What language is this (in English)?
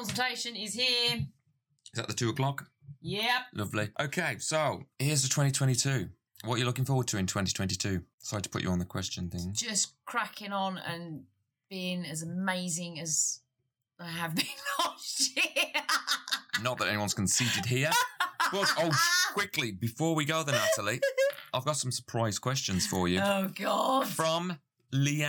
English